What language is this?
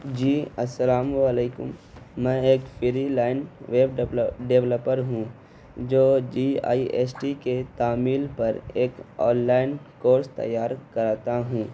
Urdu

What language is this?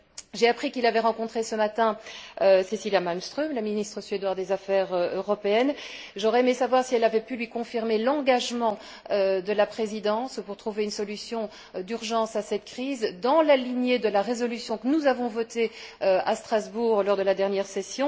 French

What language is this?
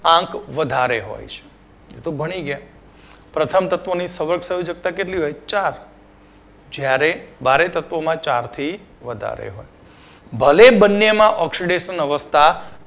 Gujarati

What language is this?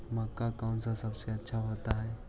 Magahi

